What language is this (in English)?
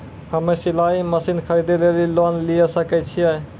Maithili